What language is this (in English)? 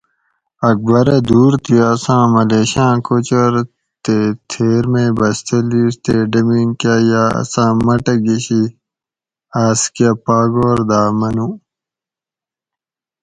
Gawri